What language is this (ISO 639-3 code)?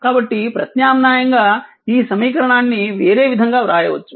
tel